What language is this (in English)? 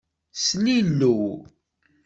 Kabyle